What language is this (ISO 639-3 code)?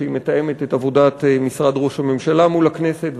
heb